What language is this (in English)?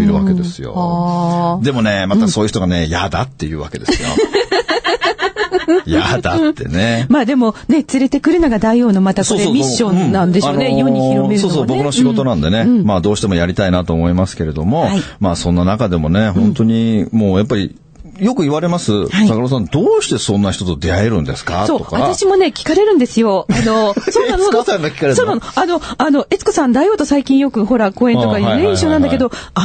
Japanese